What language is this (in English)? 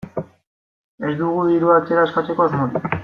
Basque